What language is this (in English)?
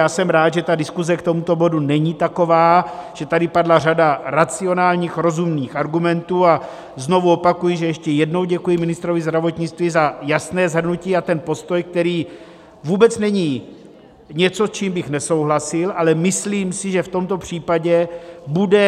Czech